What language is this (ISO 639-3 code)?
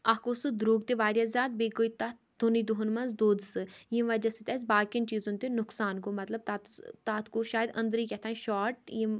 kas